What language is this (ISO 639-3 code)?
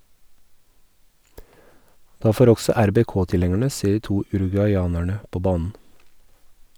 nor